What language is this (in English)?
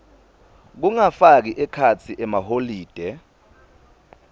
Swati